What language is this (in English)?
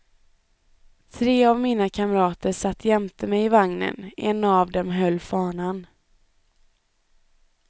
Swedish